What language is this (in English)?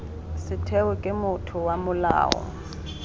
Tswana